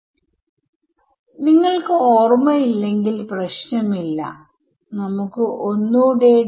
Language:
Malayalam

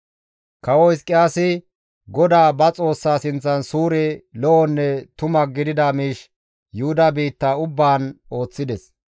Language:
Gamo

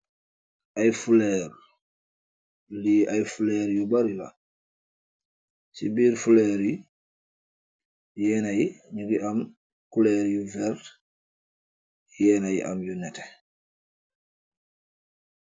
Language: Wolof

